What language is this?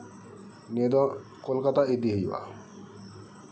Santali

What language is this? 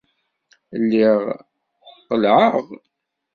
Kabyle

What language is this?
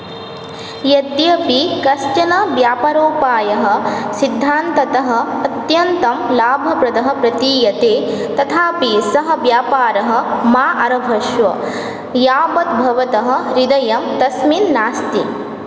Sanskrit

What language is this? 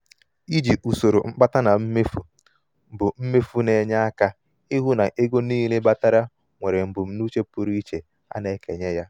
Igbo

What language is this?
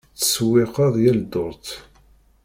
Kabyle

